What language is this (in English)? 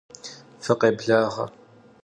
Kabardian